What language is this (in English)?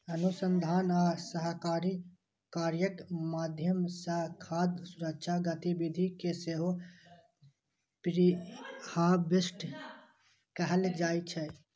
Maithili